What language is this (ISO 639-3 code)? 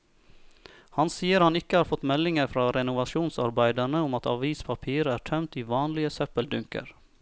nor